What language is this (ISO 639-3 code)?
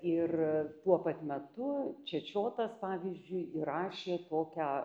lit